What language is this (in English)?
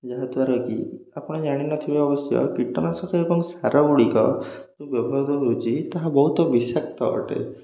Odia